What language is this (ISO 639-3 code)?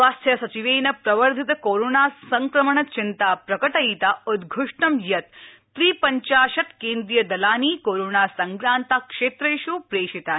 san